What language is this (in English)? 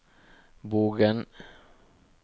Norwegian